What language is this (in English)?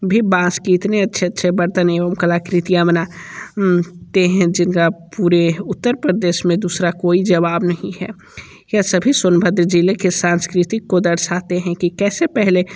Hindi